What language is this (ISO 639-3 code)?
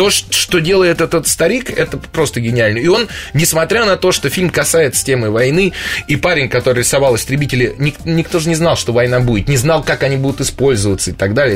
rus